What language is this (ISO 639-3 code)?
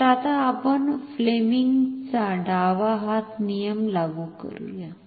mar